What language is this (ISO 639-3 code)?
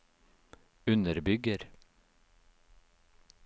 nor